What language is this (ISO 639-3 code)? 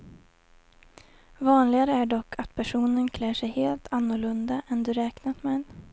swe